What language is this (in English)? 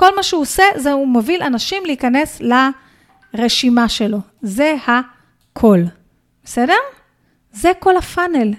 Hebrew